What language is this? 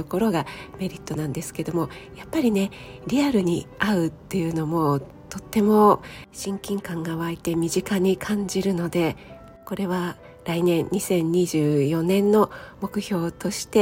Japanese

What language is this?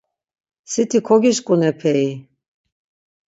Laz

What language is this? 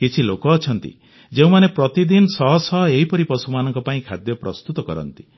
Odia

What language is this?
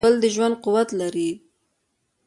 Pashto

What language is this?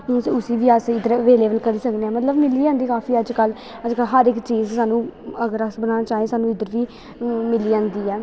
Dogri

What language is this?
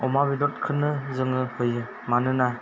Bodo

